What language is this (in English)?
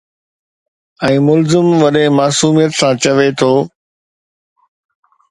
Sindhi